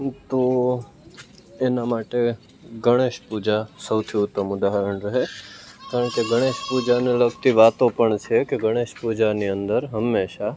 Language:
Gujarati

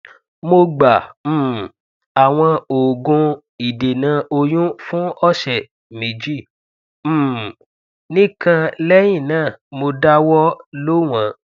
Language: Yoruba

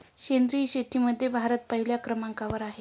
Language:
Marathi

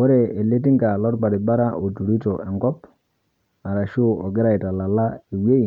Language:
Masai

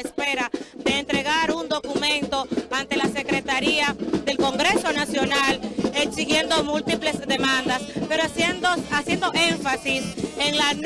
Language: Spanish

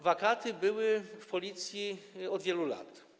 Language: Polish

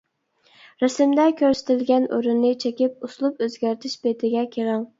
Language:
Uyghur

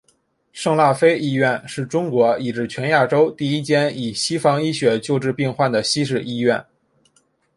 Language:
Chinese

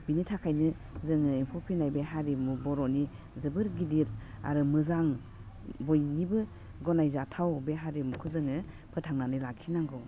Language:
Bodo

